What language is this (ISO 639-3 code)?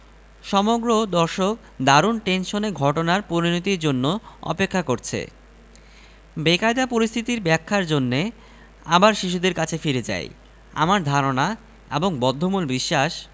ben